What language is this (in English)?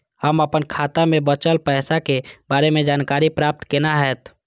Maithili